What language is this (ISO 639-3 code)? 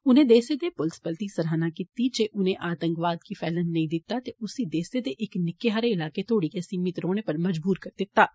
doi